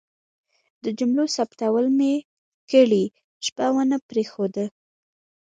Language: Pashto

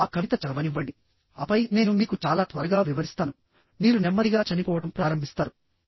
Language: Telugu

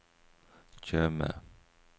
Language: Norwegian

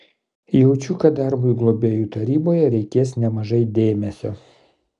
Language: Lithuanian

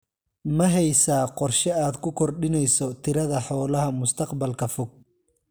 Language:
Somali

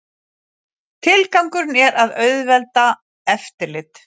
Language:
Icelandic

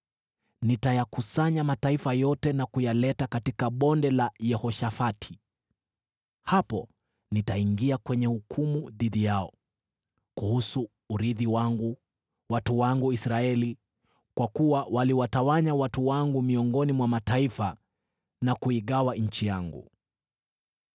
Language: Swahili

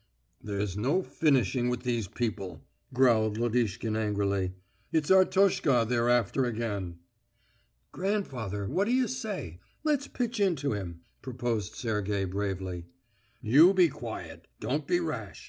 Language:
English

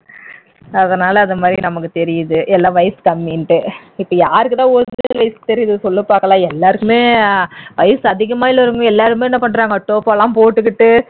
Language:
Tamil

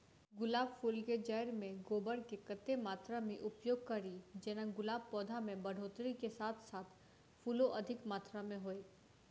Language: Maithili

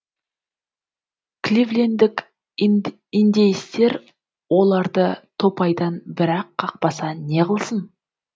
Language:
Kazakh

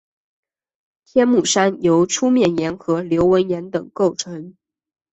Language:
Chinese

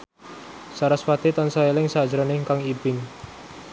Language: Javanese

